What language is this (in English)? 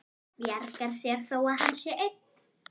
Icelandic